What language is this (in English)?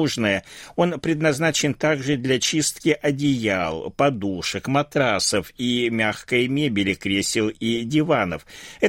Russian